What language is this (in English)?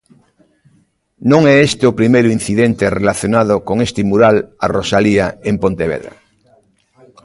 Galician